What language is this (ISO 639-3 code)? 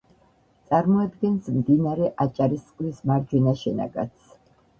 kat